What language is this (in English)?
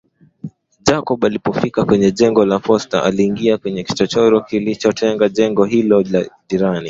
Swahili